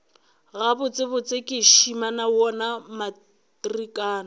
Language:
Northern Sotho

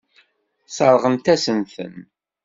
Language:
Kabyle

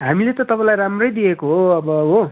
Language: Nepali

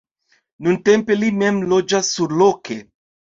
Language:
Esperanto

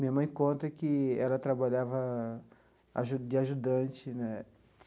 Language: Portuguese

